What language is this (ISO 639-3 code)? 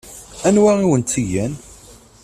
kab